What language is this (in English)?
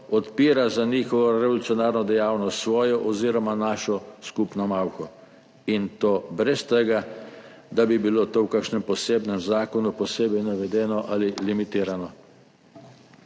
Slovenian